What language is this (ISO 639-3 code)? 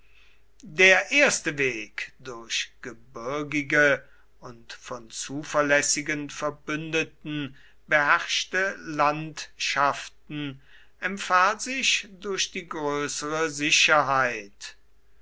deu